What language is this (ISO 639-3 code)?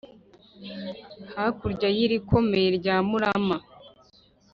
kin